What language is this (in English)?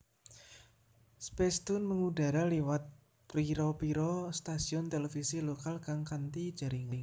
Javanese